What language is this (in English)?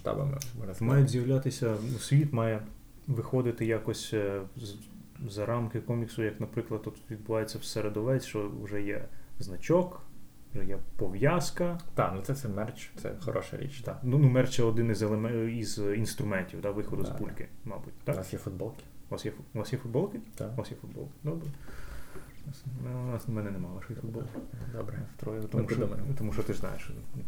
Ukrainian